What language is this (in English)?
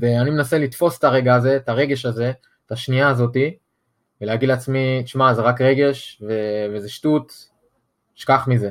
Hebrew